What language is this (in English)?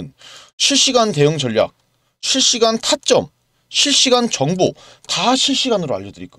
Korean